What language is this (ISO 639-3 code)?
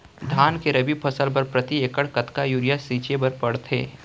hne